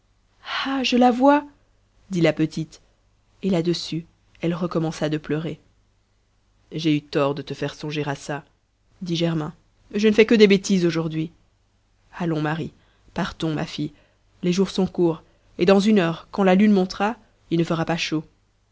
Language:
French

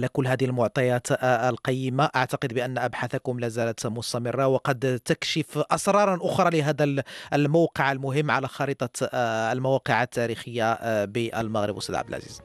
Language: Arabic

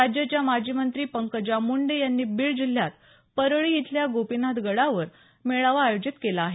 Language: Marathi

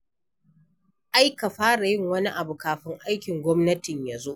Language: Hausa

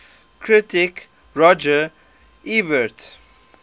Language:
English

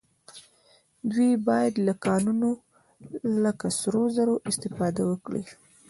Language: Pashto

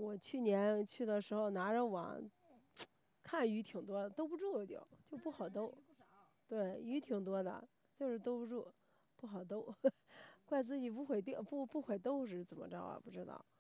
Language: Chinese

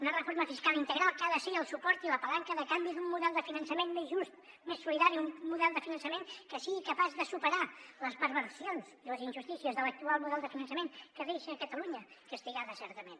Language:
Catalan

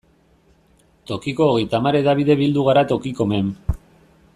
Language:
Basque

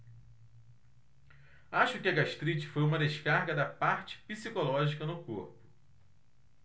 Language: Portuguese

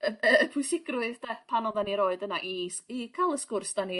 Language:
Welsh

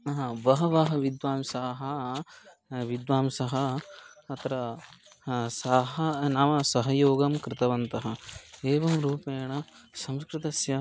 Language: Sanskrit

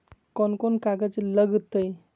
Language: Magahi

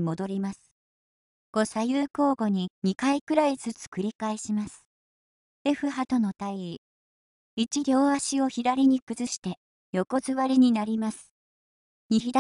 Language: Japanese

